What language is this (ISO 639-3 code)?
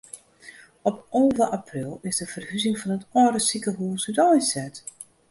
fry